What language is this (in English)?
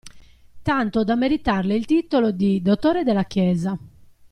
Italian